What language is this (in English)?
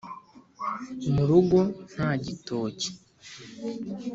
Kinyarwanda